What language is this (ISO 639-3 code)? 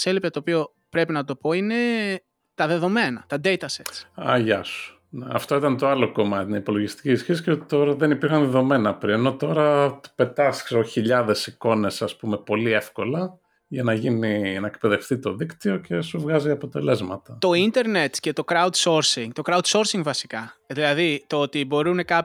ell